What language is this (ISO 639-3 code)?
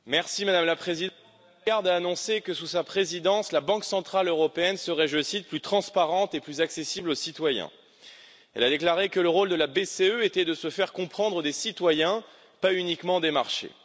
fra